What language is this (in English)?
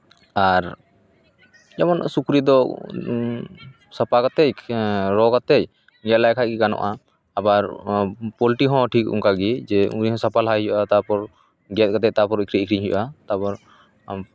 Santali